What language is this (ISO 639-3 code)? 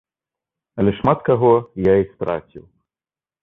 bel